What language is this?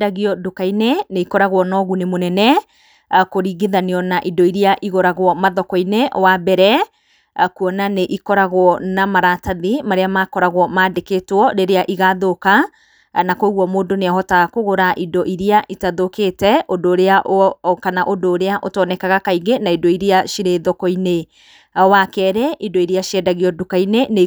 Kikuyu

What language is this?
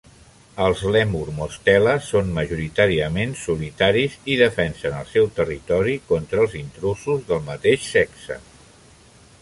Catalan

